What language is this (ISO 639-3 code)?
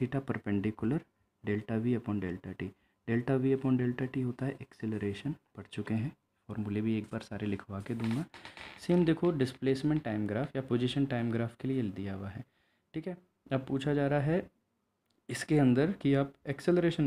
hin